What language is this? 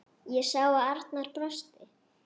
Icelandic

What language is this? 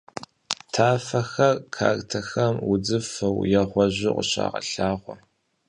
Kabardian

